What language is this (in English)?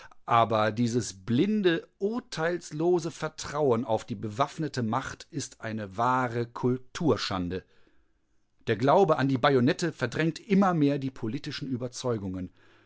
German